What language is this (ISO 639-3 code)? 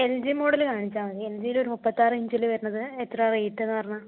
mal